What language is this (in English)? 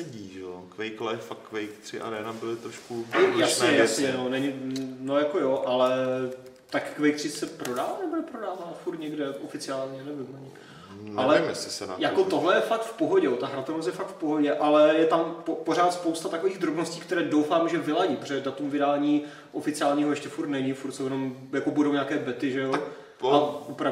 Czech